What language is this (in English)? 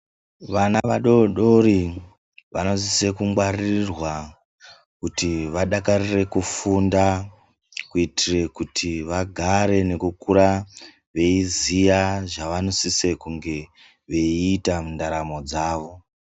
Ndau